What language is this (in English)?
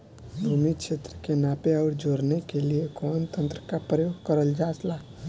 Bhojpuri